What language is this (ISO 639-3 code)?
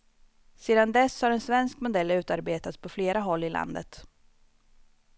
swe